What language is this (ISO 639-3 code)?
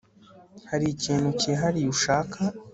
kin